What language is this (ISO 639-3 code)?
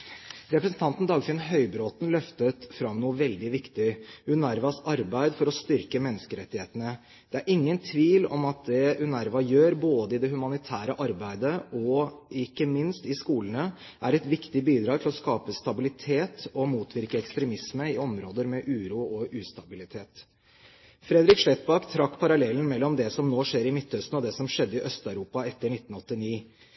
nob